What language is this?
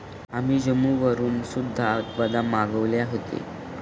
Marathi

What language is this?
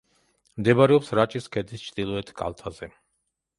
Georgian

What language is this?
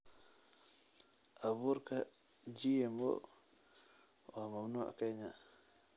Somali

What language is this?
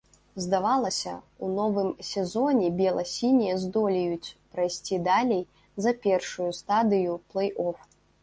Belarusian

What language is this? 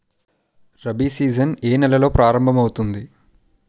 Telugu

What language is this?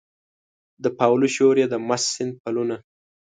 Pashto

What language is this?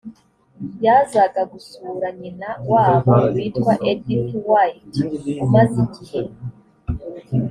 Kinyarwanda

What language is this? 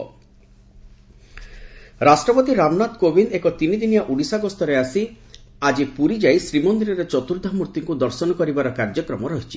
Odia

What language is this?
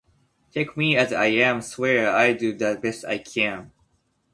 Japanese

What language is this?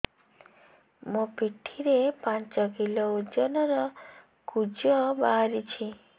Odia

